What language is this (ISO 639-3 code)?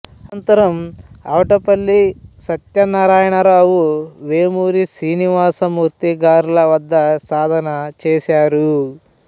tel